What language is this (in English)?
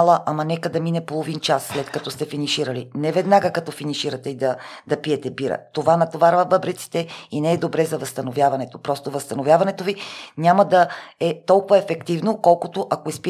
Bulgarian